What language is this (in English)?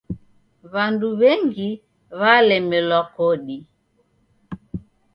Taita